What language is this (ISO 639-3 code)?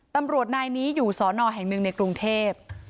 tha